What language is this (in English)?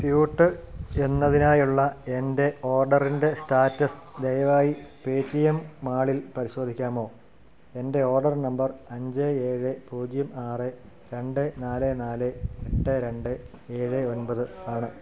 Malayalam